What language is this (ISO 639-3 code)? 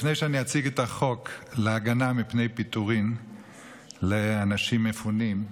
heb